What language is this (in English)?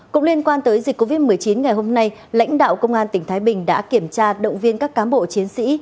Vietnamese